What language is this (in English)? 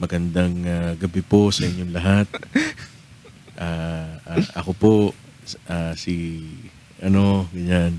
Filipino